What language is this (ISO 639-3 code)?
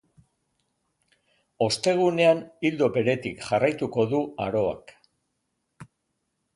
eus